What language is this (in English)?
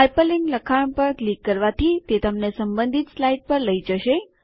Gujarati